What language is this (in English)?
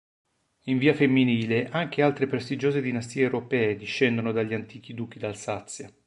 Italian